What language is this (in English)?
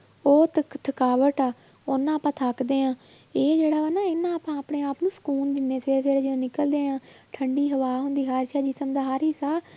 Punjabi